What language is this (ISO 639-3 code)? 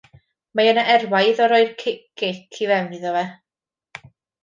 cym